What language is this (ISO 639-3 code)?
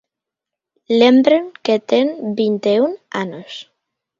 glg